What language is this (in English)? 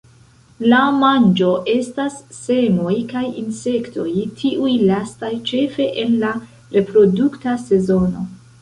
Esperanto